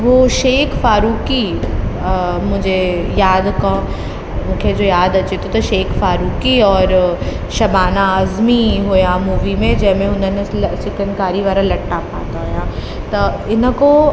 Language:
Sindhi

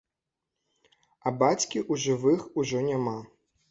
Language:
Belarusian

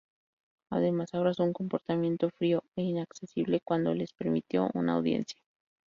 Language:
Spanish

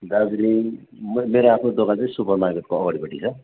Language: Nepali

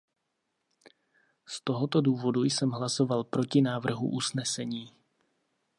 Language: Czech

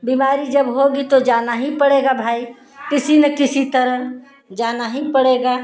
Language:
Hindi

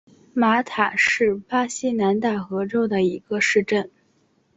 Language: Chinese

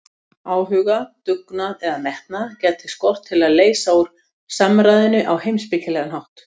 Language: Icelandic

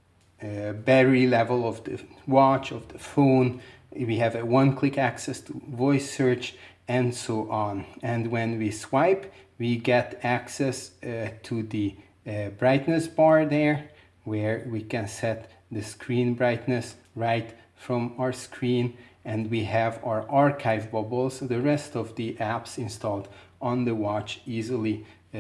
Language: English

